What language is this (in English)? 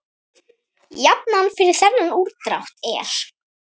Icelandic